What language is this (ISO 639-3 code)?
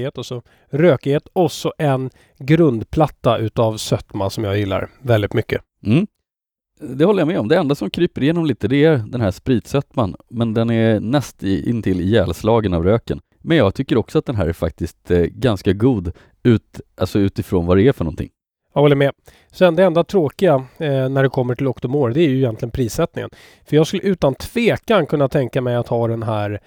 swe